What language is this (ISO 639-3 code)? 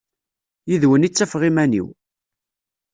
kab